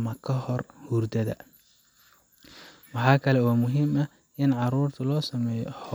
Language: Somali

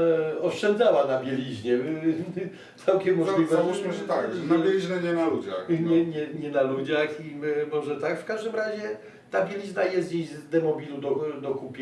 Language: Polish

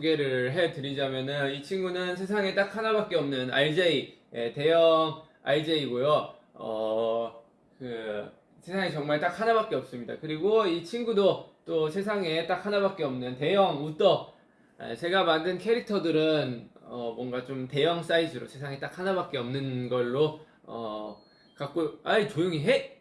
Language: Korean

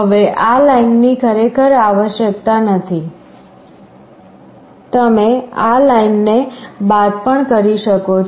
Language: Gujarati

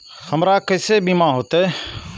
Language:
Maithili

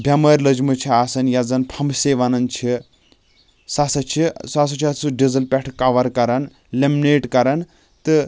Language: Kashmiri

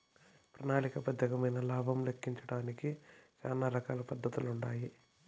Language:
Telugu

